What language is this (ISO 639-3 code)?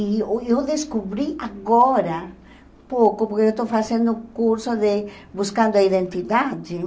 por